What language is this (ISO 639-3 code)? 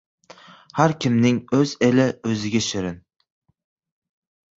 uzb